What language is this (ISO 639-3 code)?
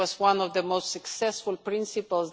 eng